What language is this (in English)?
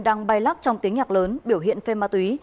Vietnamese